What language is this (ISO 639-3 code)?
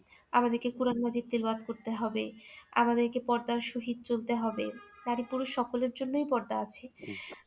ben